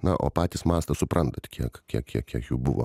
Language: Lithuanian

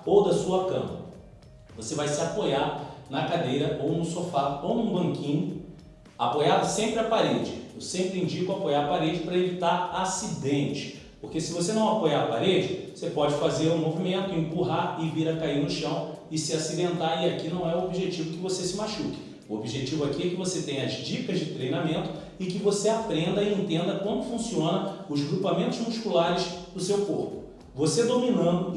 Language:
Portuguese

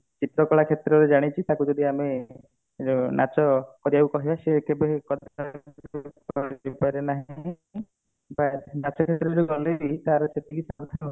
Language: Odia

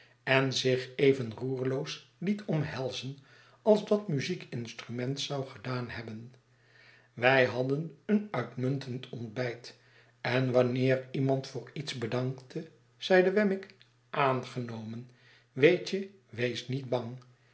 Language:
Dutch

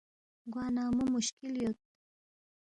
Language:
Balti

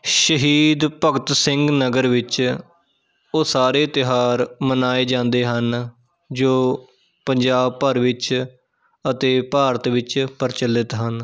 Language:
Punjabi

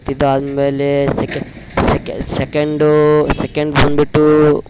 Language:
Kannada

